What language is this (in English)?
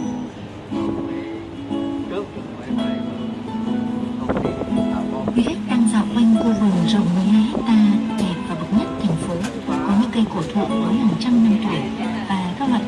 Vietnamese